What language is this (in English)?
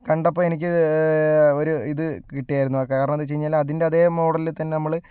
Malayalam